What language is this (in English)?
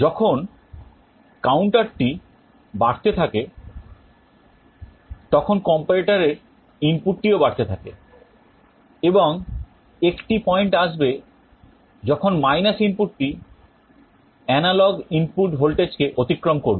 Bangla